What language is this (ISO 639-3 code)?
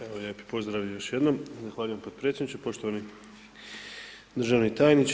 hrv